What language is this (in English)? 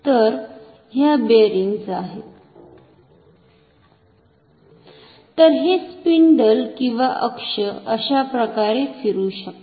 Marathi